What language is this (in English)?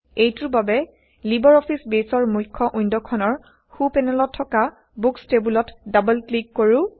Assamese